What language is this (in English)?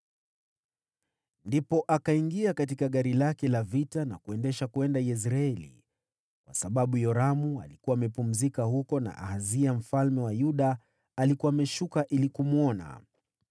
Swahili